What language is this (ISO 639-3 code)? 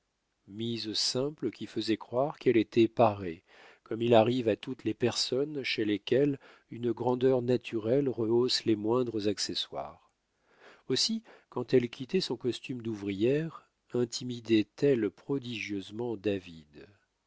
fra